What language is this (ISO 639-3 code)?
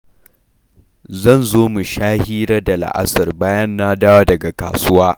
hau